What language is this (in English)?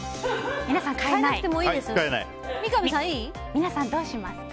Japanese